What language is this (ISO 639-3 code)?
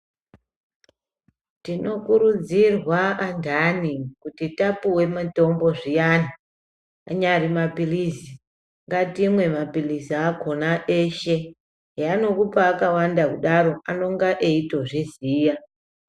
ndc